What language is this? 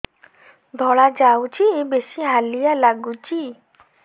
Odia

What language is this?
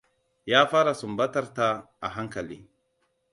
Hausa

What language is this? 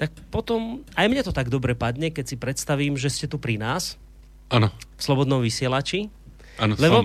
Slovak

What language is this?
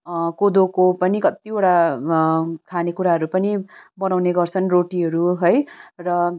Nepali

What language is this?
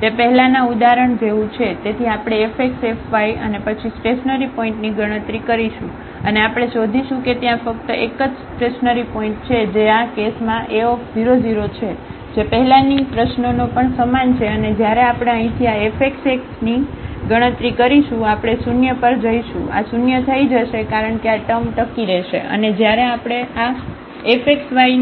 Gujarati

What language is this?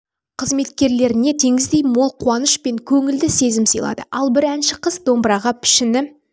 Kazakh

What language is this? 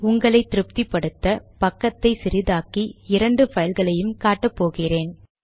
Tamil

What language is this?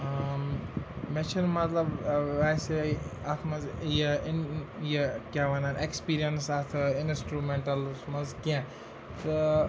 Kashmiri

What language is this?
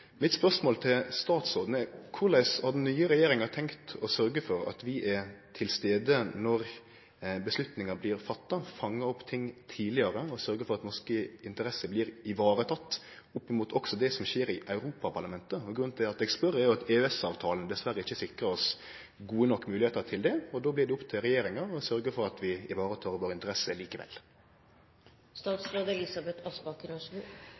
Norwegian Nynorsk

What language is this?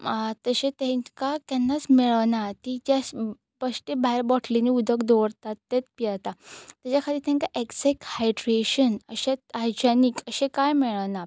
Konkani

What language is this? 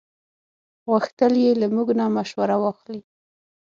Pashto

